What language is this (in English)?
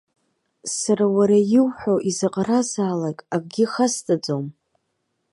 Abkhazian